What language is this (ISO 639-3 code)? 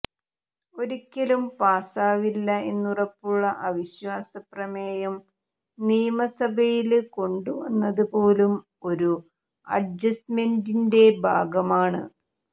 mal